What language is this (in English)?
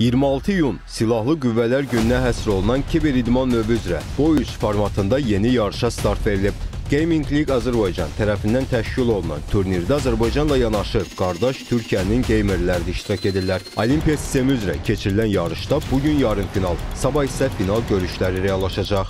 Turkish